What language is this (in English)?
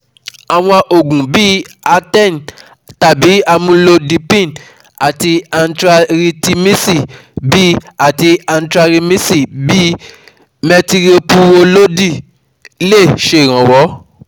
Yoruba